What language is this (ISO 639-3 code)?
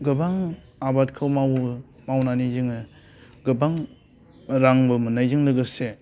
brx